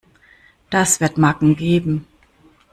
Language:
German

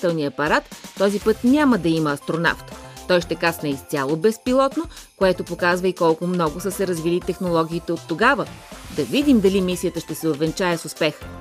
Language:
Bulgarian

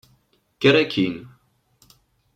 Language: Kabyle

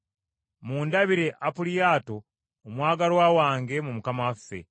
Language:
Ganda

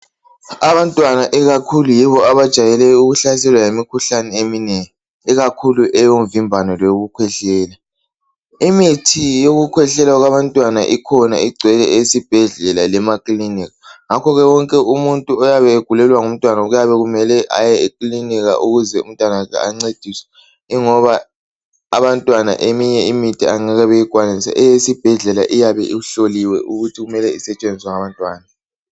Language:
North Ndebele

